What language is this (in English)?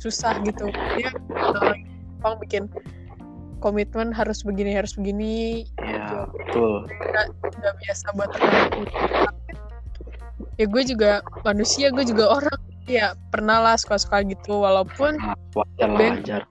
Indonesian